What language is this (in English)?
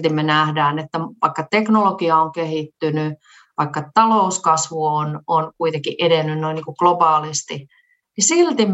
Finnish